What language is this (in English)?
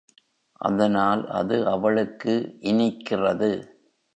Tamil